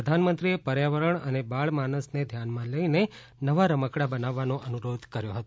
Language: Gujarati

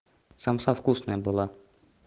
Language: Russian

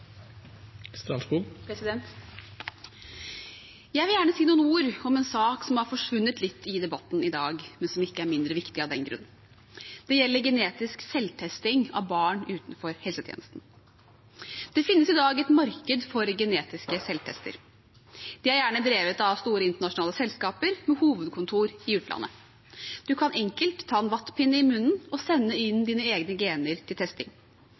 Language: Norwegian Bokmål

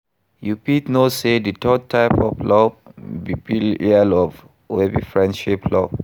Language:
Nigerian Pidgin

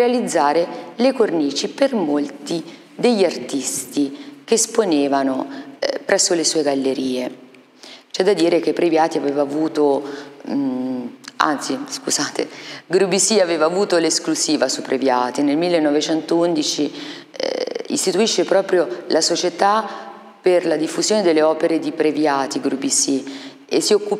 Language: Italian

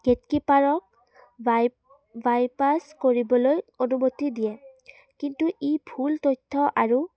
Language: Assamese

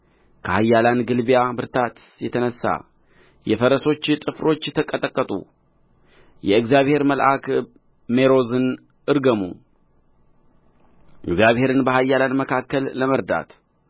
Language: Amharic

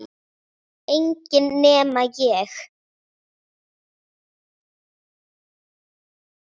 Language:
Icelandic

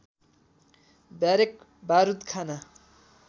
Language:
Nepali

